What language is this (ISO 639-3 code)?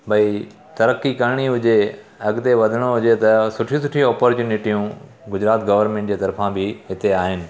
snd